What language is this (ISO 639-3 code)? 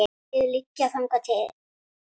isl